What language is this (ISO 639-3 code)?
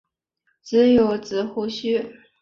zho